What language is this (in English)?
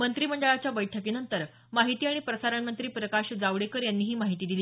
Marathi